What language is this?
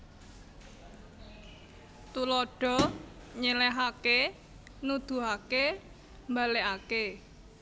Javanese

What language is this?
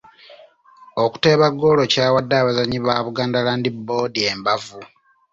Ganda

